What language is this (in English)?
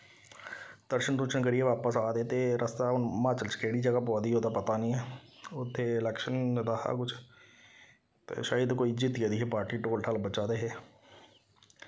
Dogri